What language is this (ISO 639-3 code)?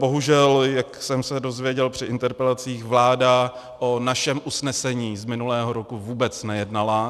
ces